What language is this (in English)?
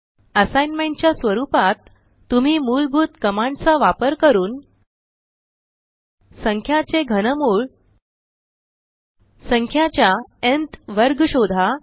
Marathi